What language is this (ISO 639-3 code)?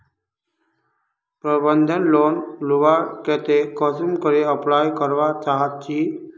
mag